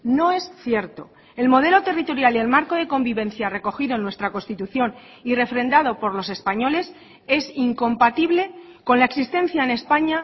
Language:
Spanish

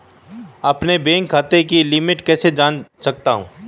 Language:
Hindi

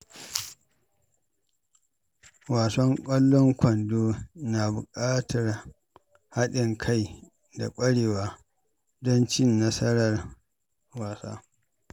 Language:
Hausa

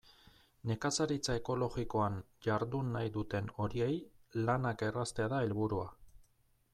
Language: Basque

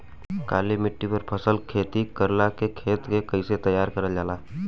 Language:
Bhojpuri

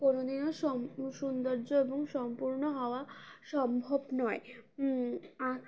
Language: Bangla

